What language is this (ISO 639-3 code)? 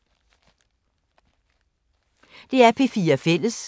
dan